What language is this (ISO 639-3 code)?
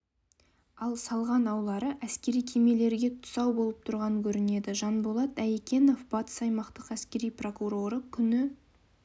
kaz